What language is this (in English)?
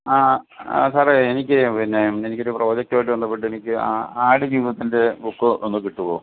Malayalam